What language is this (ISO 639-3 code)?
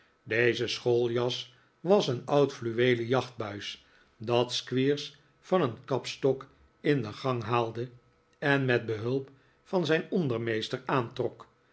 nld